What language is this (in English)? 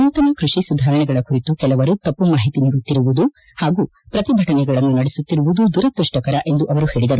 Kannada